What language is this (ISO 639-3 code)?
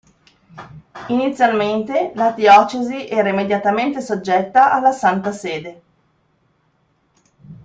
ita